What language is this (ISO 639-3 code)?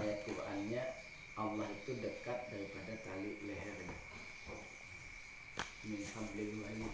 ind